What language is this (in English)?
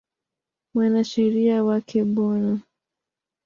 Swahili